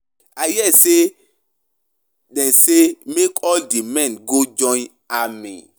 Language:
Nigerian Pidgin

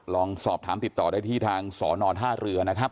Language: Thai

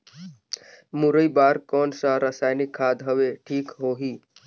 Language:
Chhattisgarhi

